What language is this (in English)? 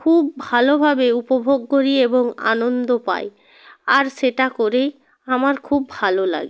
Bangla